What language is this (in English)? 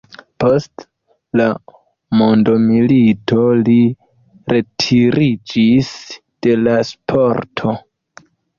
Esperanto